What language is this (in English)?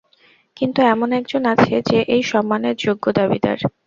Bangla